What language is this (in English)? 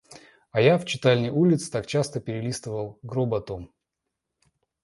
Russian